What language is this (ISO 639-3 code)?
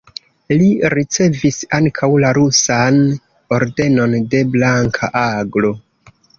epo